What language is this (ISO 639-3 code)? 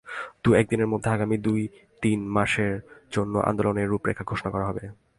ben